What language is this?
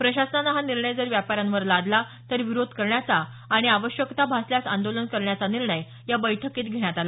Marathi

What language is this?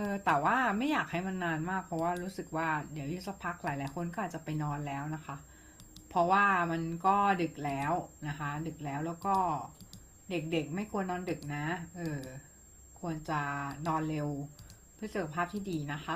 Thai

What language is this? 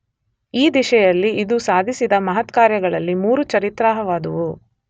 Kannada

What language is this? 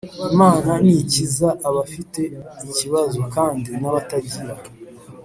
Kinyarwanda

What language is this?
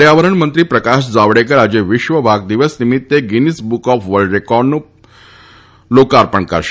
Gujarati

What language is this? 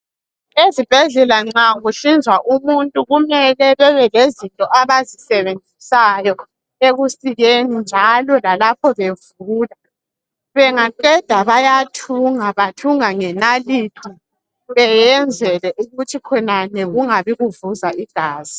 North Ndebele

